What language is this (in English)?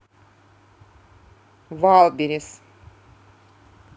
Russian